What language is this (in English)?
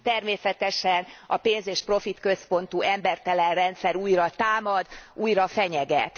Hungarian